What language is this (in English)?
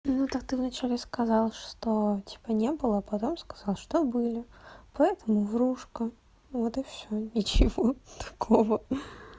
Russian